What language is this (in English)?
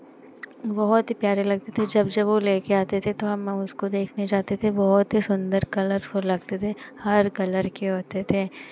Hindi